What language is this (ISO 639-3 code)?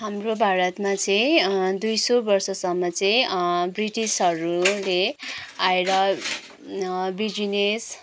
nep